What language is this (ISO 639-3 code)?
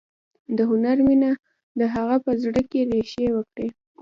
pus